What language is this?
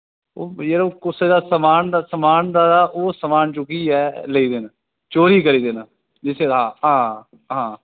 Dogri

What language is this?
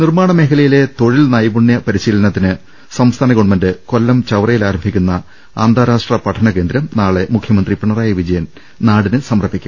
Malayalam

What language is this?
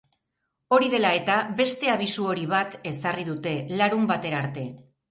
Basque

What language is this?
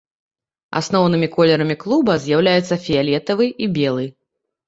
Belarusian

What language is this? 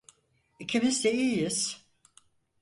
Turkish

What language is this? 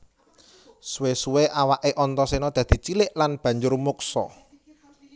Javanese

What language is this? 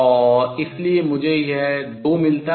Hindi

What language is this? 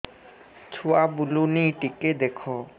Odia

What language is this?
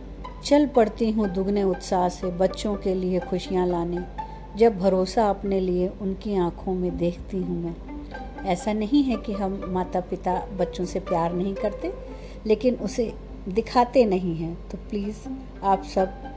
Hindi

